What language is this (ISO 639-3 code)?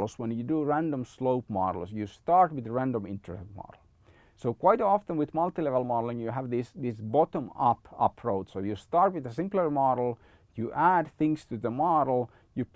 eng